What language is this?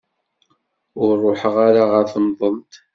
Kabyle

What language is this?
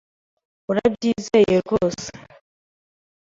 Kinyarwanda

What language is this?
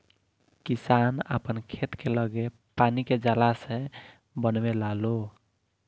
Bhojpuri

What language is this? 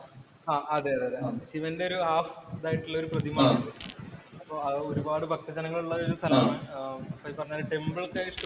Malayalam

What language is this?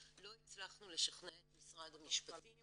Hebrew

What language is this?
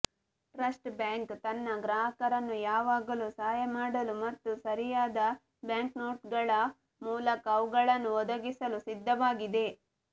Kannada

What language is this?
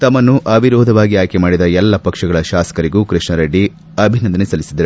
Kannada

